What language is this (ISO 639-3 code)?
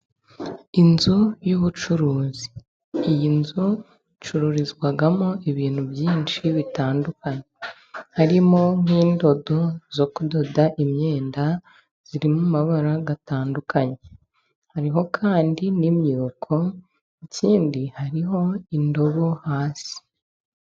kin